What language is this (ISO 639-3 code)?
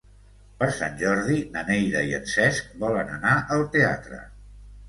cat